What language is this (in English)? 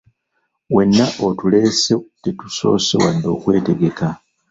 Ganda